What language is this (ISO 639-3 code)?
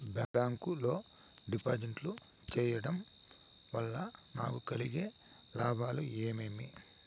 tel